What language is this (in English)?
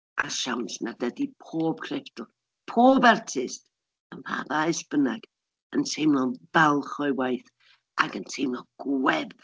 Welsh